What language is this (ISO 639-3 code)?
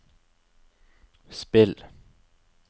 nor